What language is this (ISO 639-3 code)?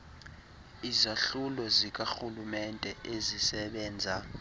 xho